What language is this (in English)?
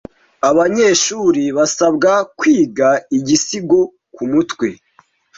Kinyarwanda